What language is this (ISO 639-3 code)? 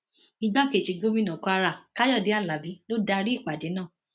yor